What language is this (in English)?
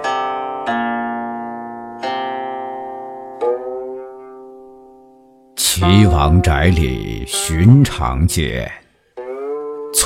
Chinese